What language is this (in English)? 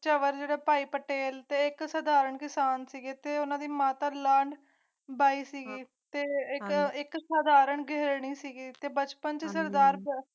Punjabi